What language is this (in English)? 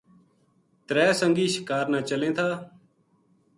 Gujari